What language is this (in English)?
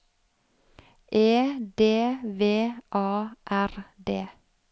Norwegian